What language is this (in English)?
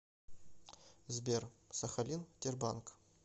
Russian